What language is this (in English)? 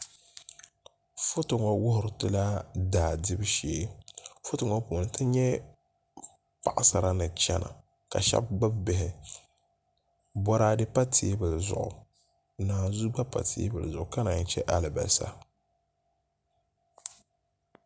Dagbani